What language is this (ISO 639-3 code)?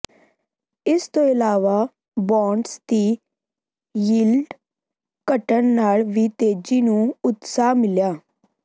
pan